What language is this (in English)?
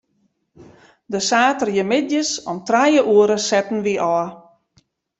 Western Frisian